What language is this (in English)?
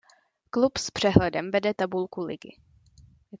Czech